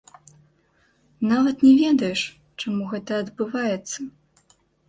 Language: Belarusian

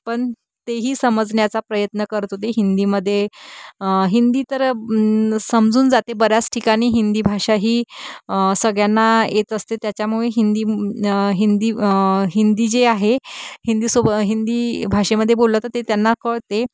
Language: Marathi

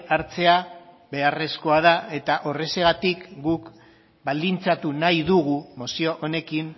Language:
Basque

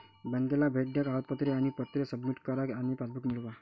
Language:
Marathi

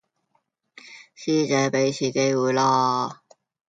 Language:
Cantonese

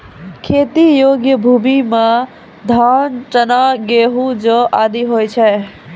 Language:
Maithili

